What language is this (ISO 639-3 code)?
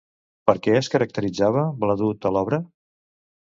cat